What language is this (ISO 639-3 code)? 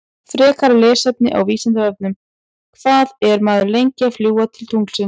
isl